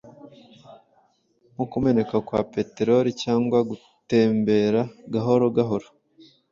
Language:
Kinyarwanda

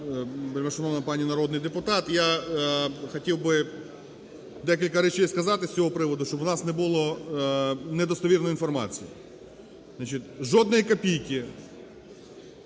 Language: Ukrainian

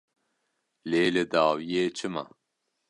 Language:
Kurdish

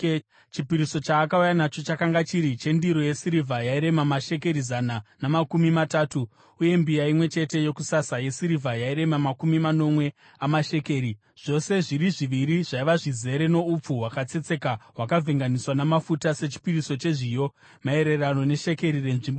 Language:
Shona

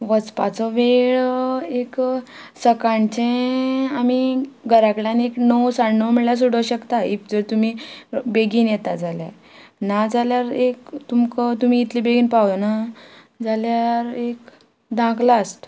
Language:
Konkani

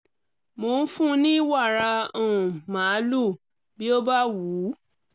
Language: Yoruba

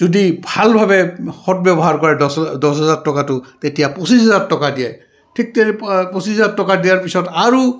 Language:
Assamese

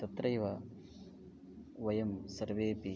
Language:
Sanskrit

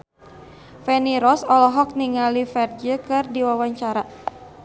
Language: Sundanese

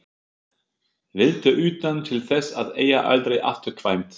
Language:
Icelandic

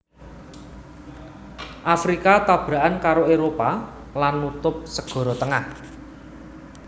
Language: Javanese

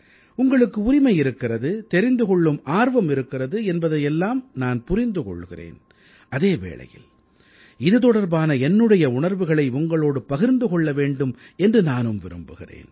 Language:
Tamil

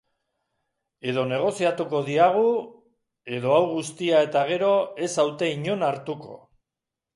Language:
Basque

